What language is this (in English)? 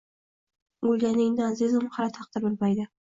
Uzbek